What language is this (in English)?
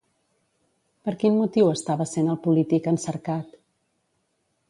Catalan